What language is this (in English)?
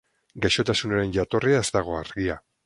Basque